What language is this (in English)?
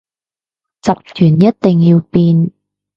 Cantonese